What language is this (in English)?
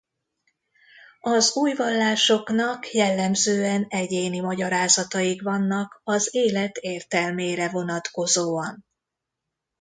Hungarian